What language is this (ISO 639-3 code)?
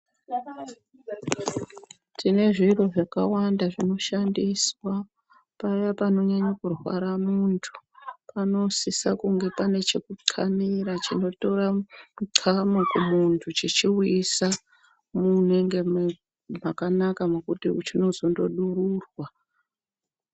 ndc